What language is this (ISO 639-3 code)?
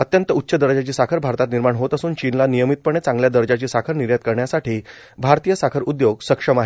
mar